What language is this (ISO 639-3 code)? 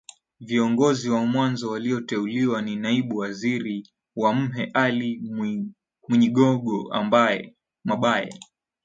swa